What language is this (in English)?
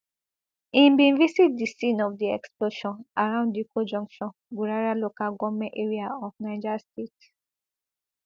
Nigerian Pidgin